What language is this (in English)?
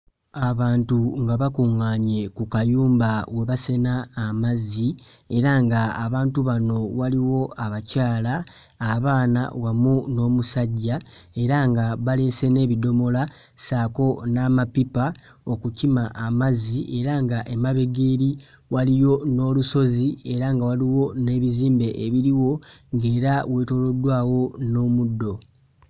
Ganda